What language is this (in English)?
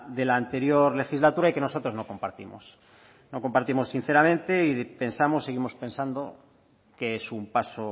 Spanish